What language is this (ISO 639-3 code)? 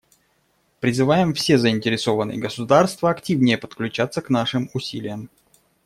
rus